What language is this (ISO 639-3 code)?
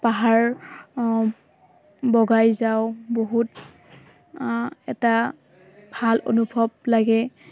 asm